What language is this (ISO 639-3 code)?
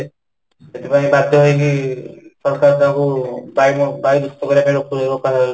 ori